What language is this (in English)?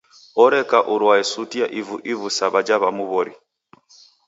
Taita